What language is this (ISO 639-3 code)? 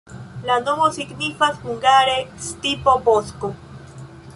epo